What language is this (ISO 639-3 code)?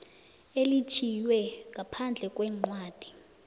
nbl